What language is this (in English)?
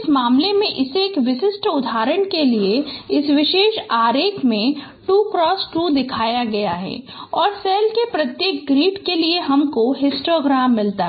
Hindi